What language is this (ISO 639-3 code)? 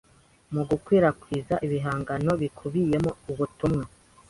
kin